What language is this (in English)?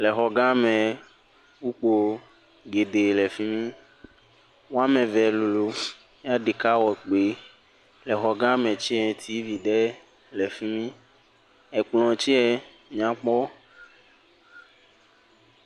Ewe